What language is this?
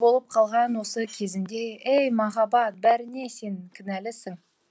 Kazakh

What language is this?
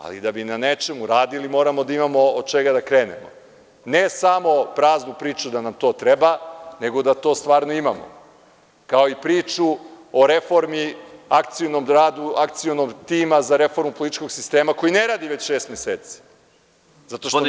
Serbian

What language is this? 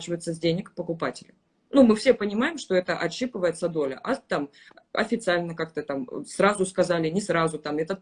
Russian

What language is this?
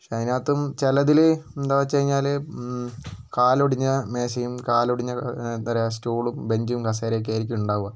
Malayalam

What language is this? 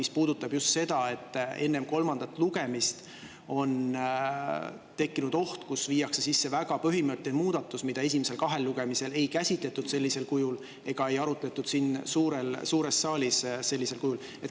Estonian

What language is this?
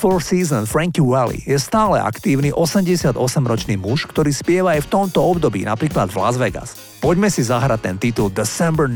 Slovak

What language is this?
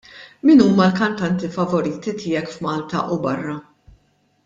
Maltese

